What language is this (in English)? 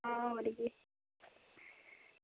Dogri